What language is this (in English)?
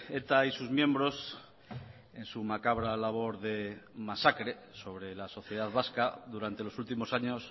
Spanish